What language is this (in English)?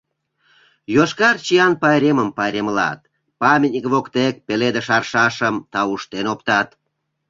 Mari